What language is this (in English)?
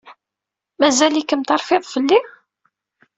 Kabyle